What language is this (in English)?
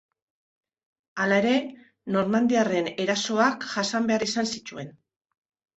Basque